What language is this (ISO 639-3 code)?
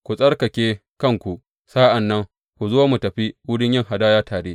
hau